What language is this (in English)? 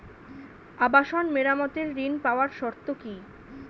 Bangla